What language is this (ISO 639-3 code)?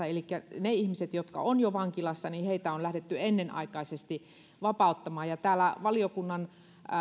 fin